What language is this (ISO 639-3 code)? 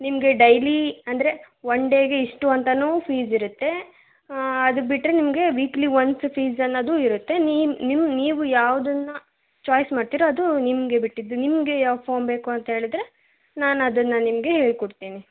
kan